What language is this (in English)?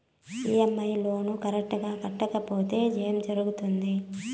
Telugu